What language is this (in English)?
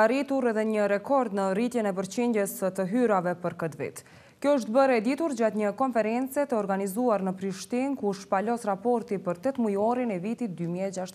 Romanian